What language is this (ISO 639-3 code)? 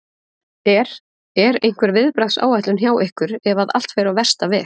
isl